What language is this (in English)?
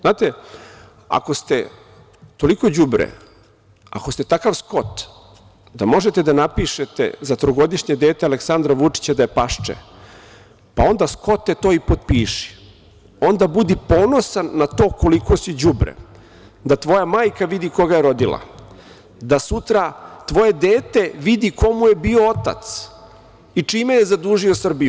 Serbian